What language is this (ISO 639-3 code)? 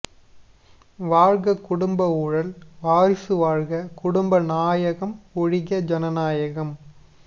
tam